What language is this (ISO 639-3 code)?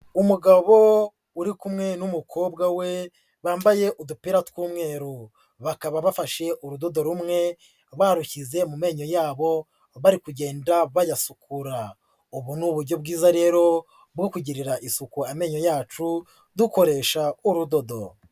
kin